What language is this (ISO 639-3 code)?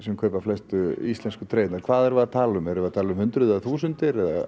isl